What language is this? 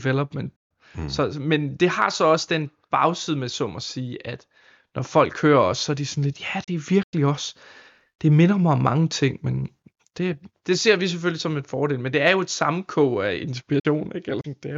Danish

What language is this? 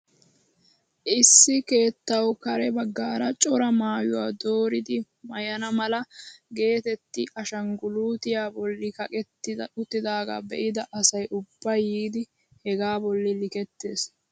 Wolaytta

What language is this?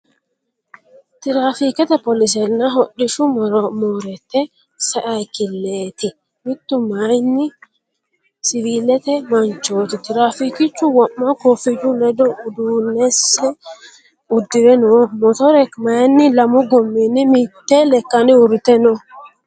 Sidamo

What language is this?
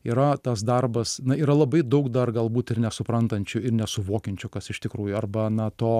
Lithuanian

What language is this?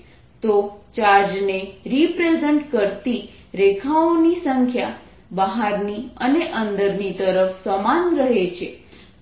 Gujarati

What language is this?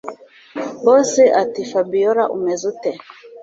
Kinyarwanda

